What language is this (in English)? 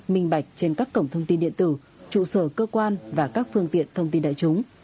Vietnamese